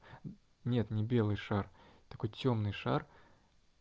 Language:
Russian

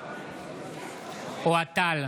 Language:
Hebrew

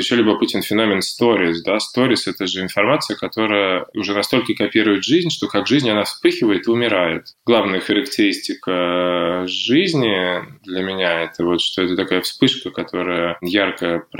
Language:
Russian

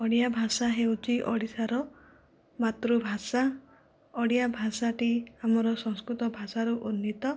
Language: Odia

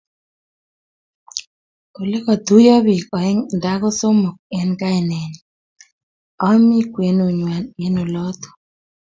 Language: Kalenjin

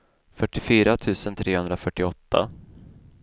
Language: Swedish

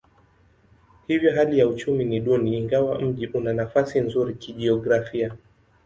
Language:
Swahili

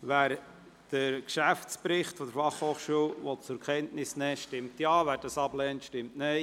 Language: Swiss German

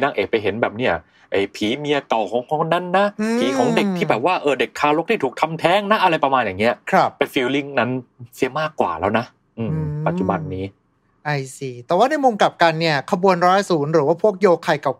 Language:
Thai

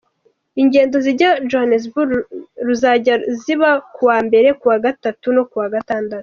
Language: Kinyarwanda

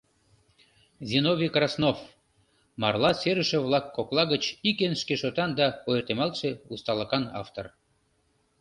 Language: Mari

